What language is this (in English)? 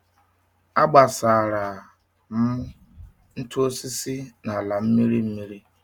Igbo